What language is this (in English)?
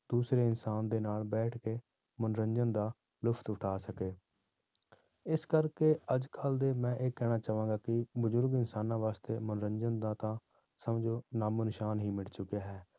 Punjabi